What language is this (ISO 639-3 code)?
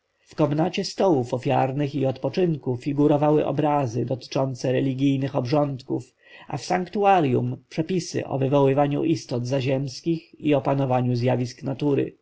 pol